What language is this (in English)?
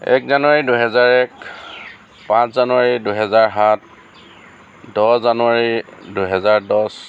Assamese